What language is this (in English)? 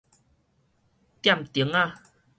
Min Nan Chinese